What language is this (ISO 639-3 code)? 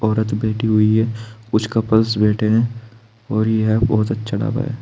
hin